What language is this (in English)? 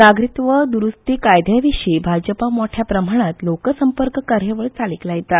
Konkani